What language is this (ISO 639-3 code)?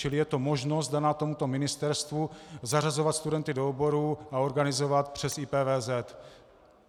ces